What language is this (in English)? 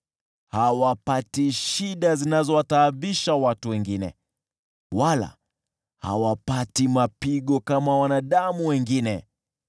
Swahili